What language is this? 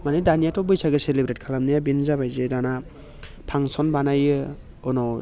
Bodo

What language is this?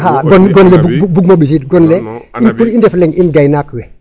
Serer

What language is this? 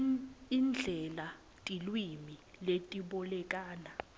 Swati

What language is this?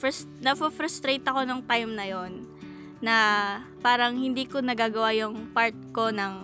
Filipino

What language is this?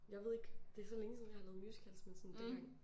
Danish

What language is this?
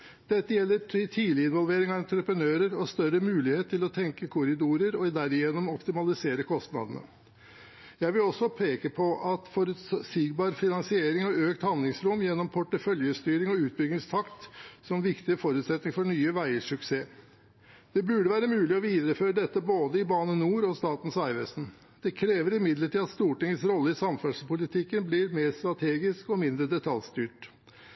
Norwegian Bokmål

